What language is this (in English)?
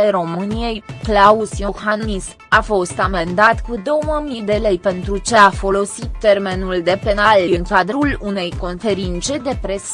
Romanian